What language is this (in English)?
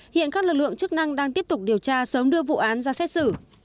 Vietnamese